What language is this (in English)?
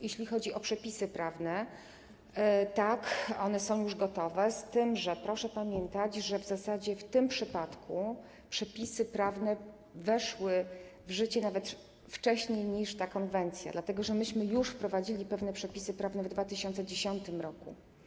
Polish